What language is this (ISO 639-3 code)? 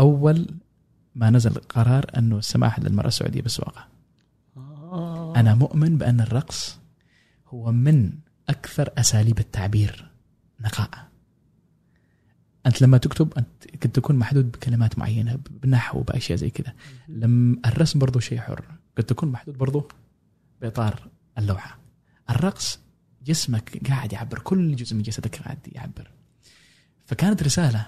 ara